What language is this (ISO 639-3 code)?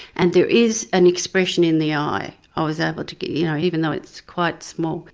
eng